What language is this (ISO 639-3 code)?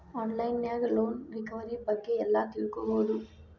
kan